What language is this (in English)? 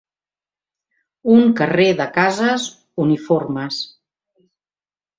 Catalan